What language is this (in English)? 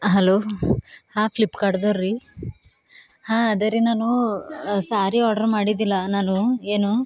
Kannada